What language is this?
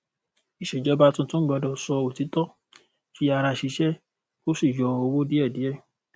Yoruba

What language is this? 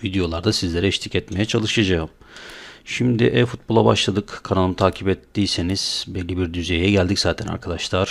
Turkish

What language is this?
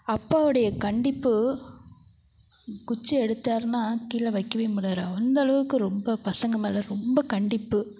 Tamil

